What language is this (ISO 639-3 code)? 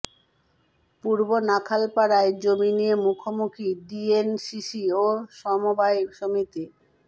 ben